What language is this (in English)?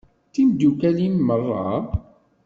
Kabyle